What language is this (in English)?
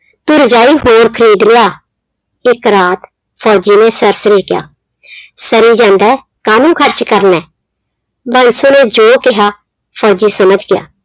Punjabi